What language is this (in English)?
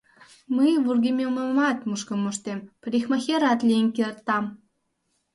Mari